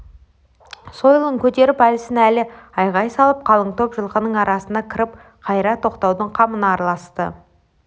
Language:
Kazakh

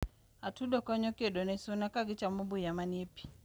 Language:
Luo (Kenya and Tanzania)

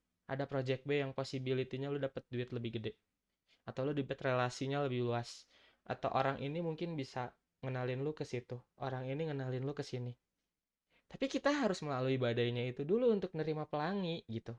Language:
Indonesian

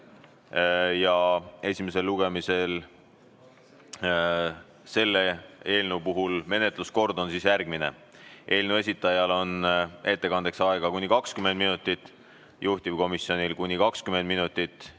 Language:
Estonian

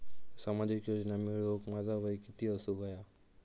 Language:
Marathi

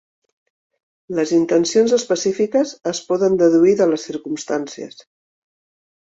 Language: Catalan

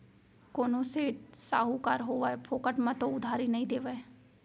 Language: Chhattisgarhi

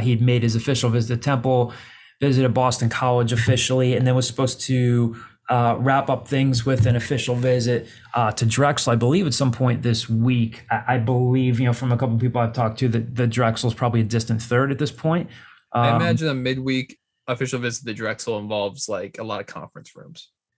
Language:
English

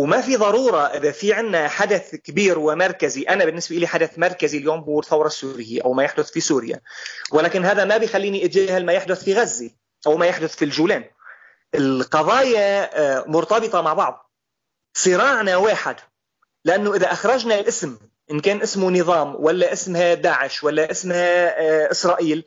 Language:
Arabic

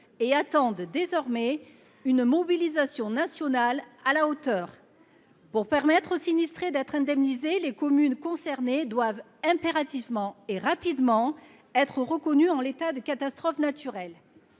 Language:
French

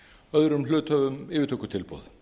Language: Icelandic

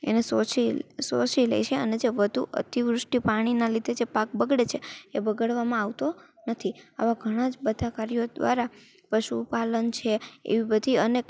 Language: Gujarati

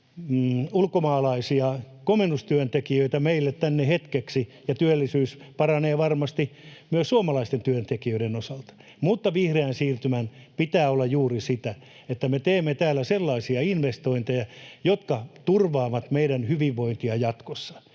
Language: Finnish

